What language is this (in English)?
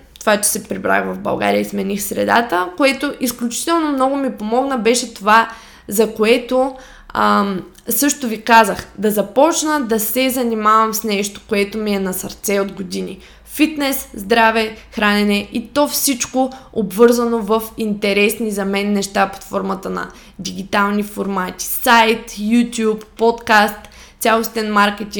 Bulgarian